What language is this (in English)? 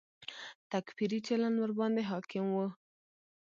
Pashto